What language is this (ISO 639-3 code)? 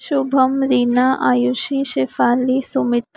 hin